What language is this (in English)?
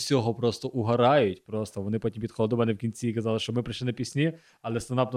Ukrainian